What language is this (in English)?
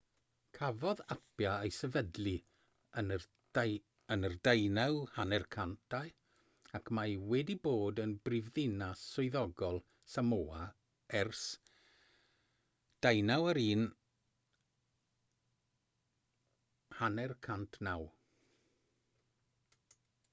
Welsh